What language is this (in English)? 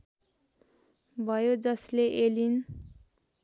Nepali